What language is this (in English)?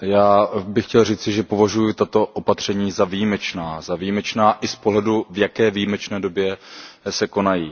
Czech